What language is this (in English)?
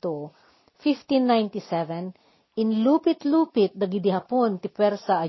Filipino